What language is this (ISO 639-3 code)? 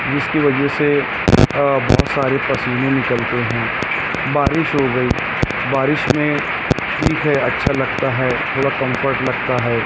urd